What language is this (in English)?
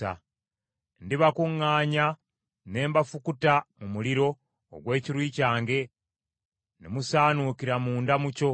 Ganda